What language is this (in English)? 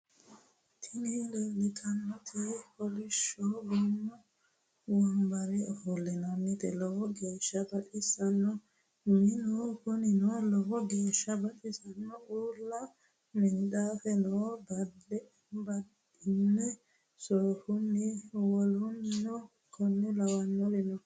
Sidamo